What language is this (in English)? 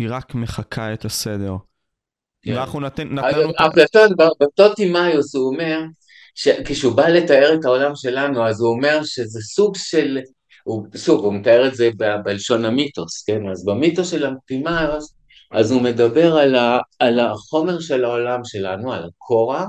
Hebrew